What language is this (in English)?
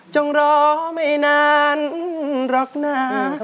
Thai